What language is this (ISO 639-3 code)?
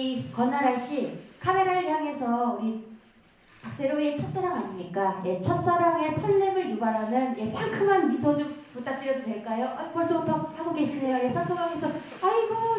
kor